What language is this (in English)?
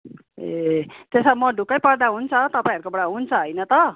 Nepali